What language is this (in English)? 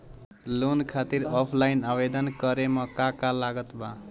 Bhojpuri